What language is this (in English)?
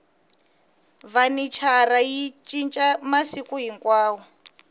Tsonga